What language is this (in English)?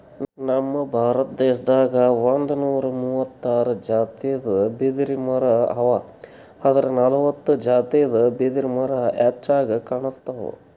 Kannada